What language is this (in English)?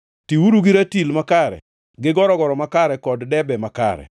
Luo (Kenya and Tanzania)